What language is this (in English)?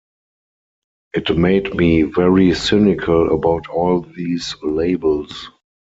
English